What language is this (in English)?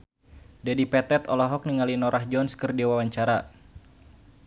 Sundanese